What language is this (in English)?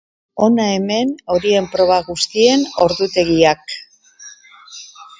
Basque